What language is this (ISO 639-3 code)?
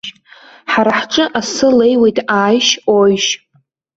abk